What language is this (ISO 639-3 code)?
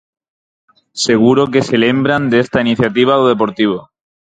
glg